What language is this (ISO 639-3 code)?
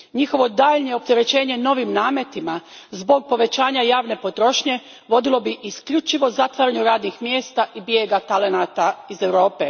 hrv